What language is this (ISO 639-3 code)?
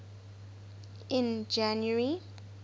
eng